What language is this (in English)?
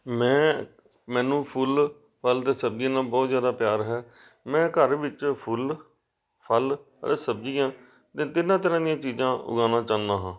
Punjabi